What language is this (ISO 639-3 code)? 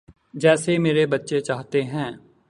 urd